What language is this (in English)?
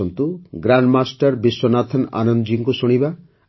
Odia